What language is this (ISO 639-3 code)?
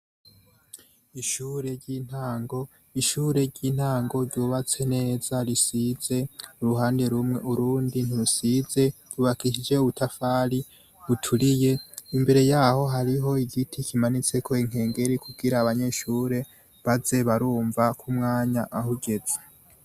run